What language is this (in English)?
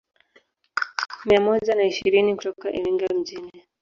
Swahili